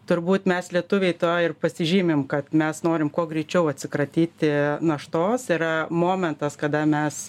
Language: Lithuanian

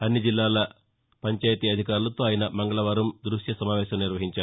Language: Telugu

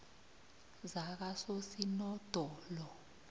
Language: South Ndebele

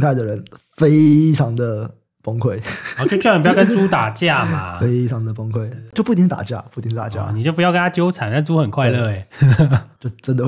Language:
Chinese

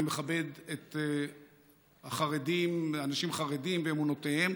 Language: Hebrew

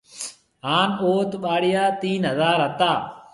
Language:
Marwari (Pakistan)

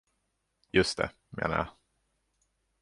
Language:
Swedish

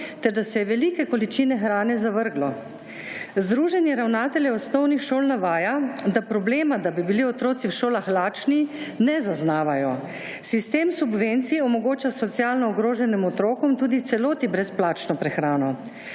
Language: Slovenian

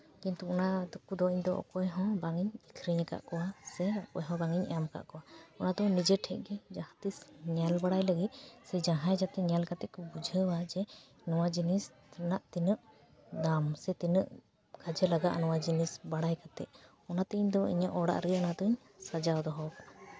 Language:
Santali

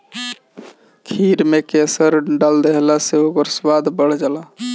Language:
Bhojpuri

